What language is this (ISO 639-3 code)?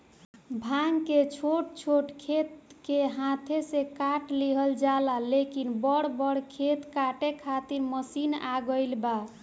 bho